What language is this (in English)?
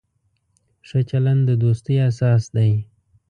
Pashto